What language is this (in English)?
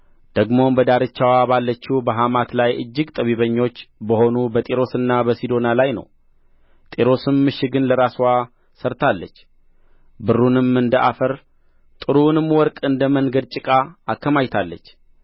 Amharic